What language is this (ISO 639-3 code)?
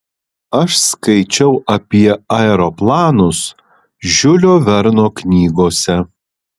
lit